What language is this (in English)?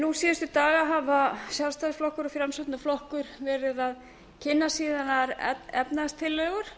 Icelandic